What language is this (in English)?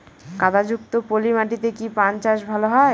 Bangla